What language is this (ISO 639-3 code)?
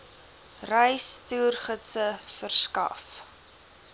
afr